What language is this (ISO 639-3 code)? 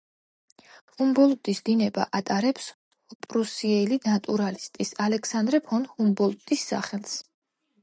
kat